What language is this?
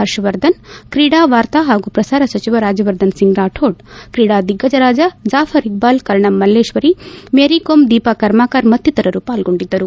Kannada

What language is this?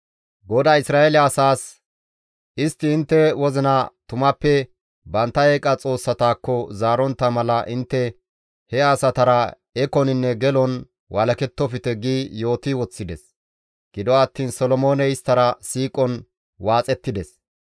Gamo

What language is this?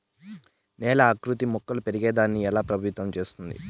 Telugu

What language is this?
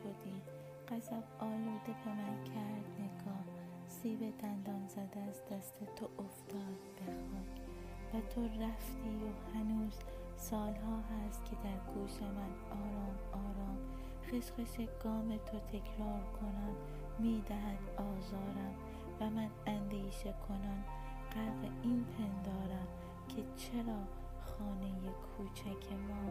Persian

